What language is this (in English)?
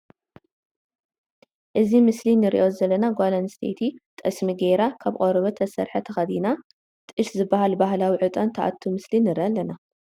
Tigrinya